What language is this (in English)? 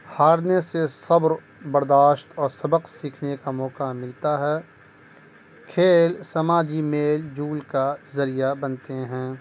Urdu